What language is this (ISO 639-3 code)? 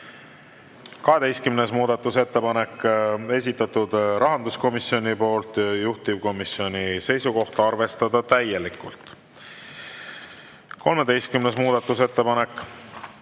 est